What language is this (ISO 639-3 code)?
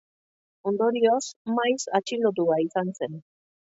eus